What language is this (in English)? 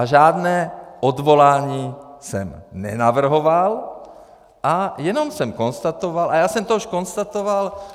Czech